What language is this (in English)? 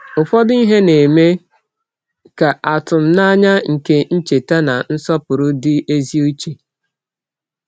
Igbo